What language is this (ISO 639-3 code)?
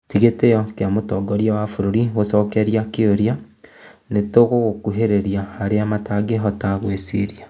kik